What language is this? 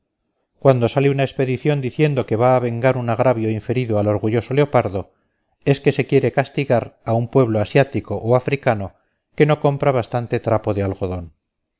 Spanish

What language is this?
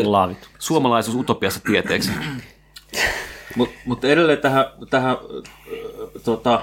Finnish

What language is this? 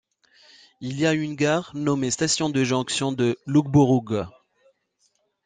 French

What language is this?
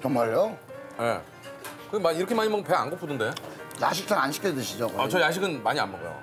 Korean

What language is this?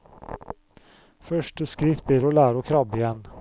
Norwegian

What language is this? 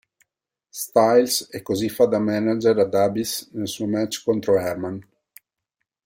Italian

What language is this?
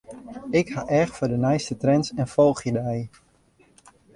Western Frisian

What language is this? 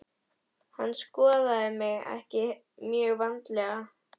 Icelandic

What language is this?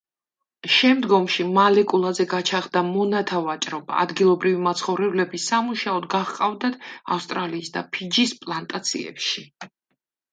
Georgian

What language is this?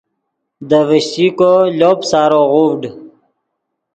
Yidgha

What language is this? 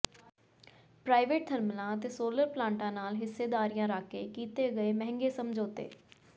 Punjabi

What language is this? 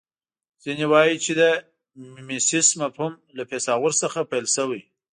Pashto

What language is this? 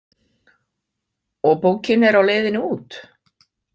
Icelandic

